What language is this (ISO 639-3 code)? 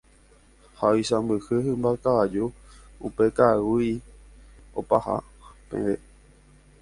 grn